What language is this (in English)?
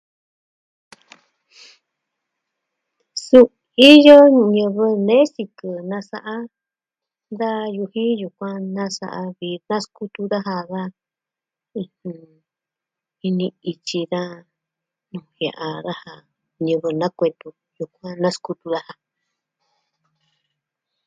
Southwestern Tlaxiaco Mixtec